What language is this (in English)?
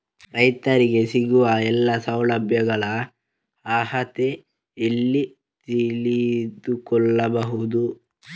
Kannada